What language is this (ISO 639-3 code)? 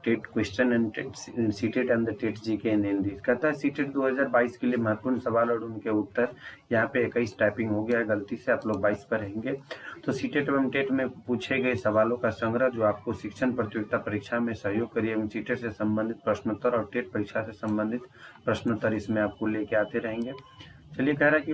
hin